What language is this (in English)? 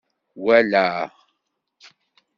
Kabyle